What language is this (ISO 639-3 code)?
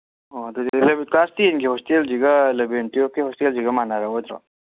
mni